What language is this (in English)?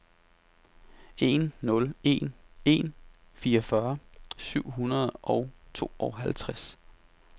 Danish